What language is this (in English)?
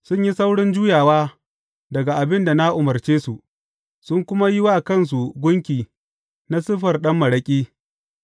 Hausa